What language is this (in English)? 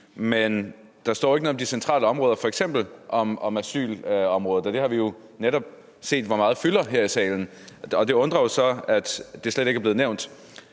Danish